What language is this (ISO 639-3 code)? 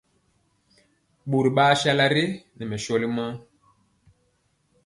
mcx